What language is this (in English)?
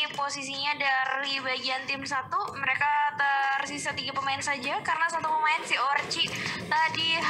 Indonesian